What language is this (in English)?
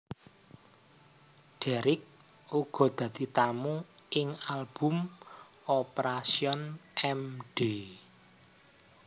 Javanese